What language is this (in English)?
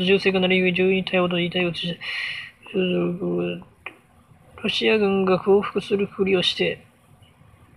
Japanese